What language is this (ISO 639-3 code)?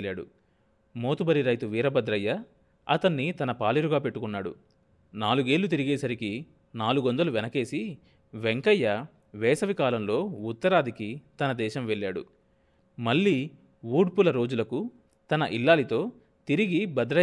tel